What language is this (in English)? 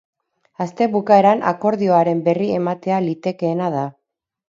Basque